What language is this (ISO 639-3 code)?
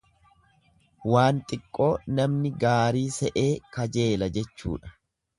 orm